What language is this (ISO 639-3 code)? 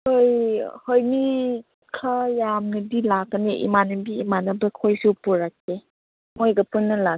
mni